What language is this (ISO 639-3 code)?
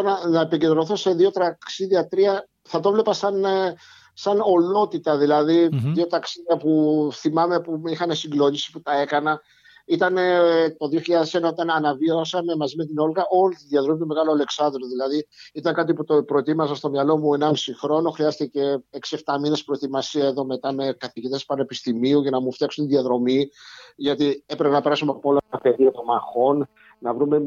ell